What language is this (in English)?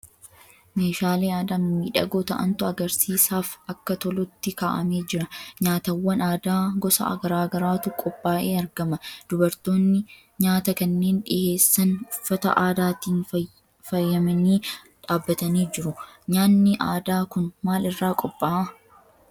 Oromo